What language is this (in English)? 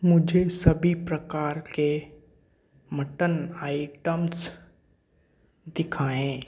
Hindi